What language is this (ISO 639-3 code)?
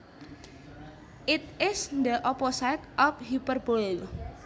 jav